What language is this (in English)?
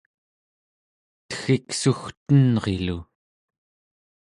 Central Yupik